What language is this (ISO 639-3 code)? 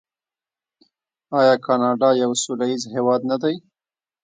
pus